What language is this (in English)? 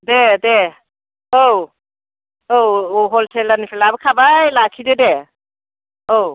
Bodo